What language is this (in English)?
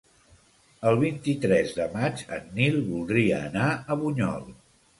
Catalan